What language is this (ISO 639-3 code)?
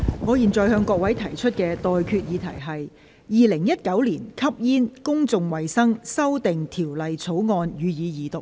yue